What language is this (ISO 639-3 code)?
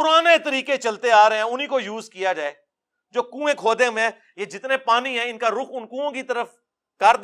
urd